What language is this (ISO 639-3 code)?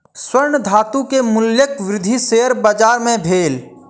mai